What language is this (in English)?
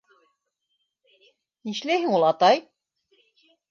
Bashkir